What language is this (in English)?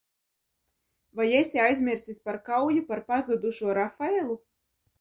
Latvian